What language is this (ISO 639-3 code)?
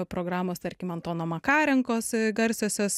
lit